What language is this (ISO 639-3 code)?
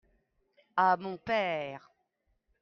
fra